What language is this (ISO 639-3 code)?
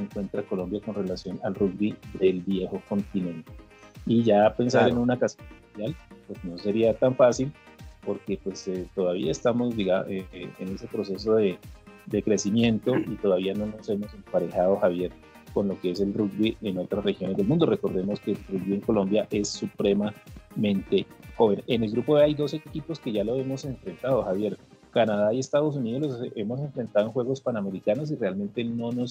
spa